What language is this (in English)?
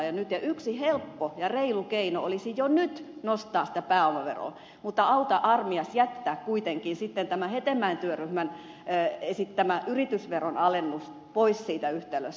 Finnish